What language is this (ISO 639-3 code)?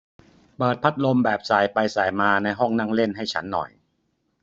tha